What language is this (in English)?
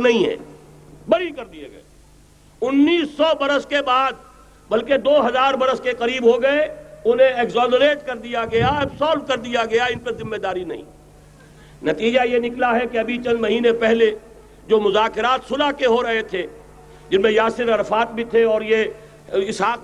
Urdu